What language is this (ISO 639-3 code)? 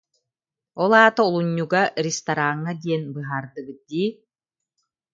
sah